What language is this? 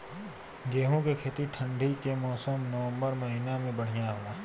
Bhojpuri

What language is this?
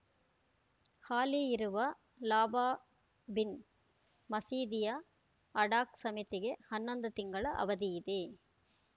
Kannada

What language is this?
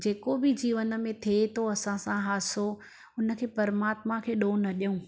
Sindhi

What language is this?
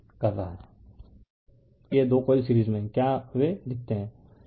Hindi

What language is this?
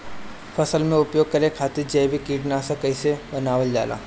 Bhojpuri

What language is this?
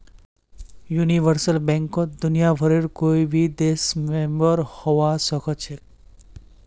Magahi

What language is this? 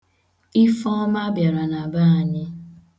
Igbo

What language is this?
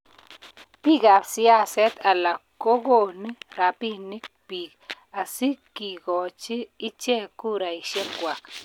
Kalenjin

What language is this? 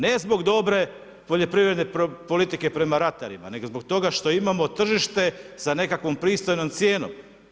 Croatian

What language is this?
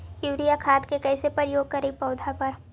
Magahi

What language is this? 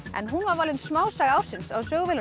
Icelandic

